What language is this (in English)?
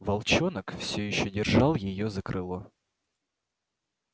Russian